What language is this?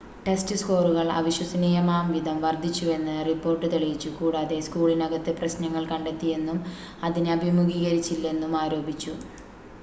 Malayalam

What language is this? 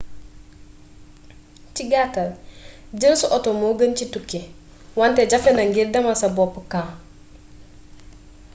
Wolof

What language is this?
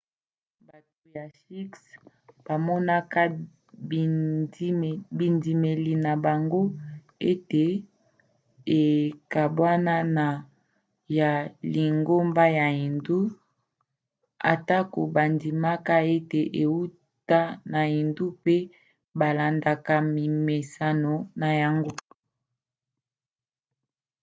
Lingala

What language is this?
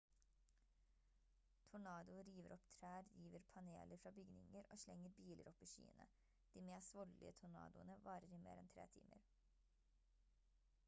Norwegian Bokmål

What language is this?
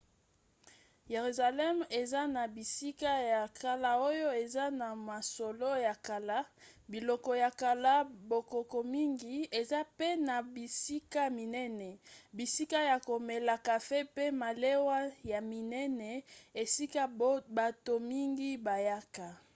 Lingala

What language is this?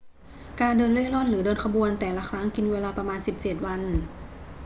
Thai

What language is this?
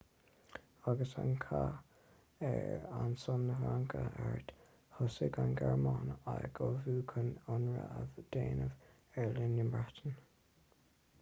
Irish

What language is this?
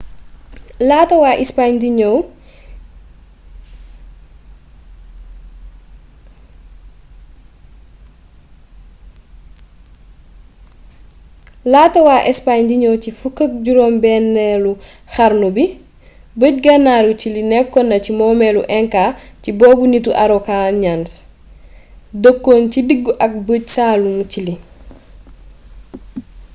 Wolof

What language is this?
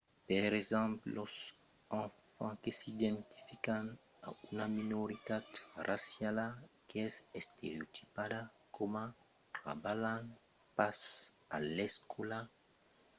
Occitan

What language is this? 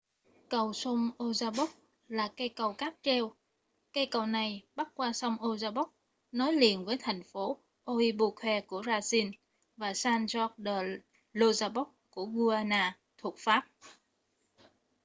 Vietnamese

